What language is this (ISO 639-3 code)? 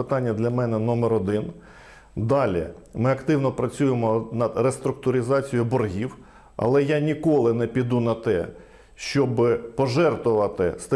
ukr